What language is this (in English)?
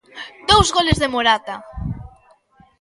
Galician